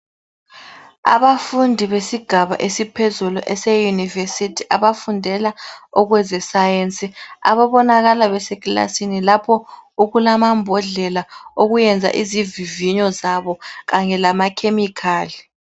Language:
North Ndebele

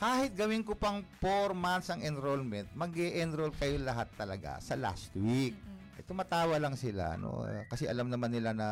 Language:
Filipino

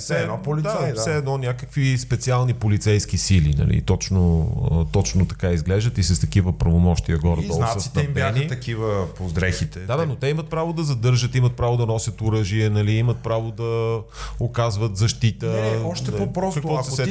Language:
Bulgarian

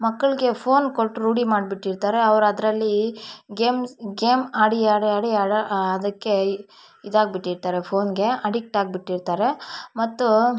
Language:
Kannada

